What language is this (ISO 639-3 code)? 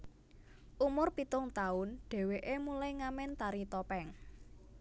jav